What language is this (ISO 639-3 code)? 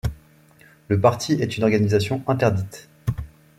fra